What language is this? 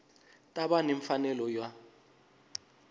Tsonga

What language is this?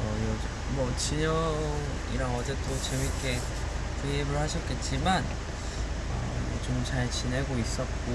Korean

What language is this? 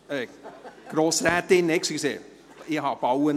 Swiss German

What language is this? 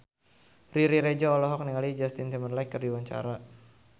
Sundanese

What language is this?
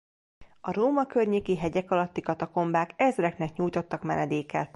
Hungarian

